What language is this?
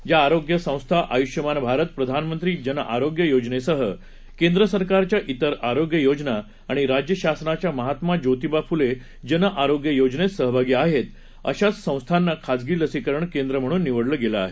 Marathi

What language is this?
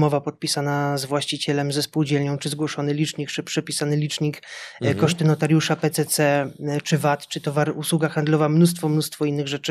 Polish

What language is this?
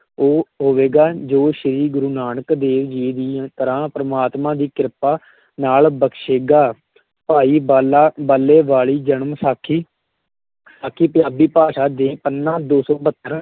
Punjabi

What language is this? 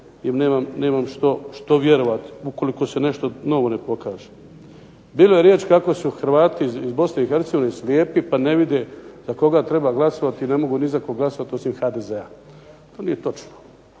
Croatian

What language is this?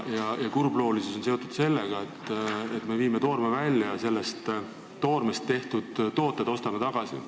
Estonian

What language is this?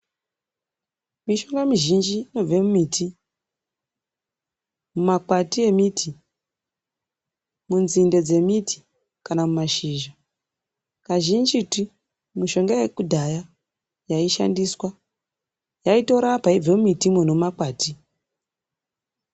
Ndau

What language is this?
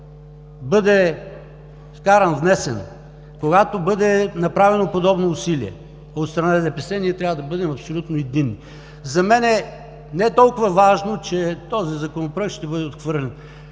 Bulgarian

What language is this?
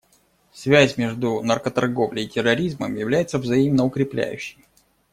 Russian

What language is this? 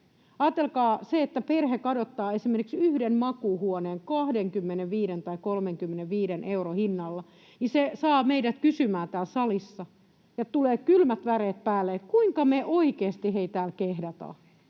Finnish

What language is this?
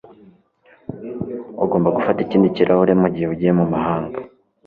Kinyarwanda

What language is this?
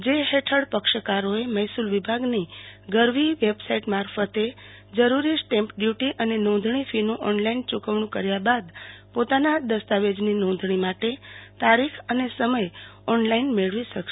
Gujarati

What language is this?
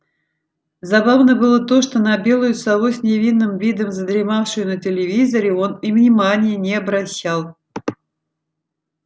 Russian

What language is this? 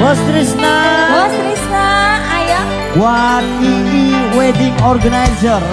Indonesian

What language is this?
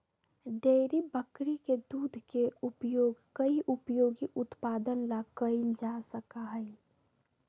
Magahi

